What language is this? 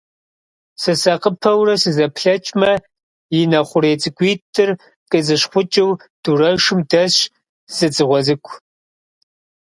Kabardian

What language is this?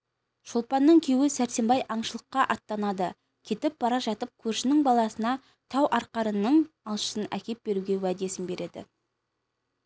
Kazakh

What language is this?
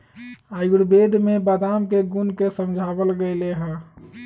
Magahi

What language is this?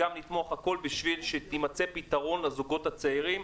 Hebrew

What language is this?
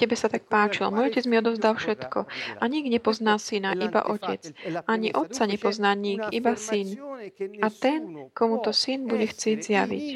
Slovak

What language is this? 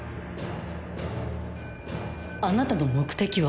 Japanese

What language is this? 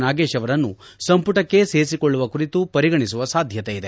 Kannada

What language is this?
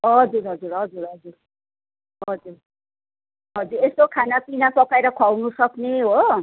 Nepali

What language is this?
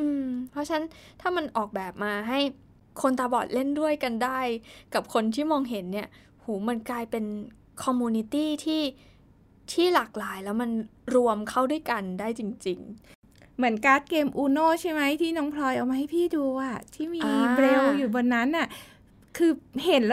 Thai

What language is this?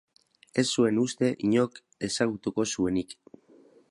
Basque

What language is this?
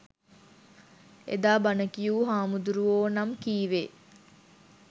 Sinhala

